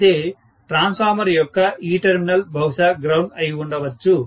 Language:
Telugu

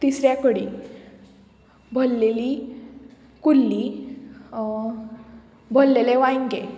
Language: Konkani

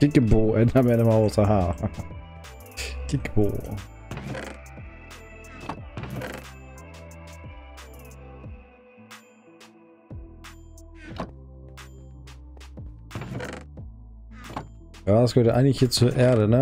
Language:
German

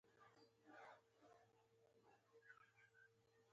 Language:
Pashto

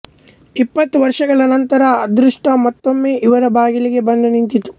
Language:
Kannada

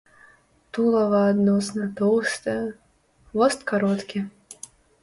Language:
Belarusian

